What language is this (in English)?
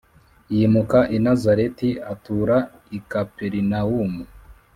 Kinyarwanda